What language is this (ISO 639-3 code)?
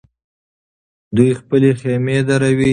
pus